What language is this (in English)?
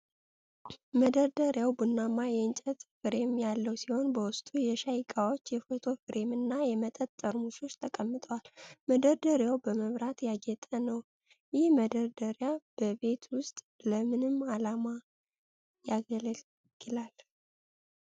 Amharic